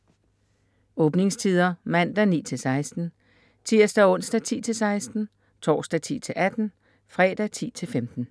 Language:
Danish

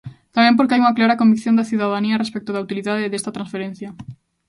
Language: Galician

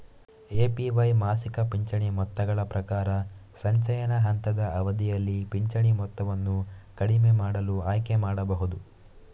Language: Kannada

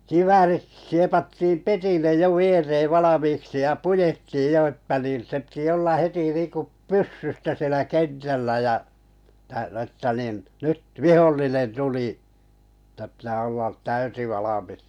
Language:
Finnish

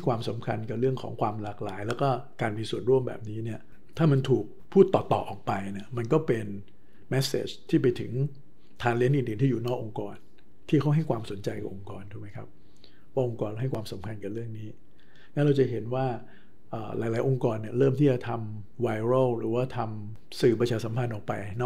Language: Thai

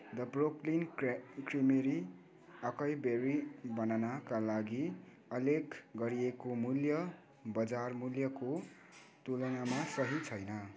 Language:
Nepali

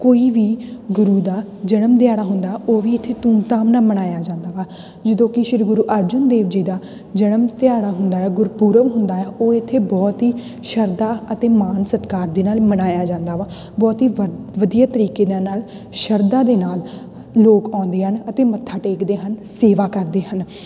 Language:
Punjabi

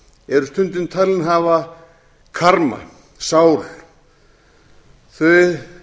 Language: Icelandic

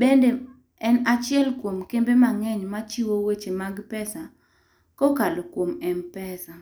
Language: Luo (Kenya and Tanzania)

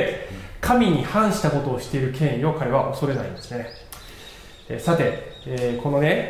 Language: Japanese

